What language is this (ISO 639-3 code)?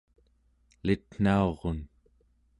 esu